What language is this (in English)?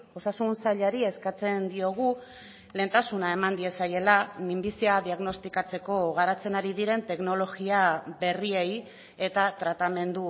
Basque